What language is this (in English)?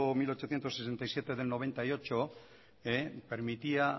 Spanish